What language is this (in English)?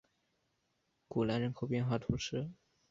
Chinese